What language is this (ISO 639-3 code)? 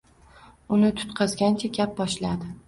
uzb